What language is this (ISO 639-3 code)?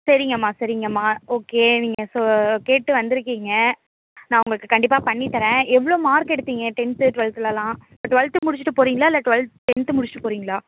tam